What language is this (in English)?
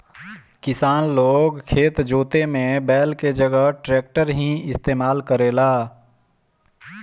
Bhojpuri